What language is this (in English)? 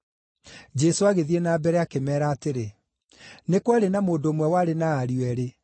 Kikuyu